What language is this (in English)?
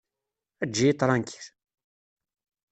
Kabyle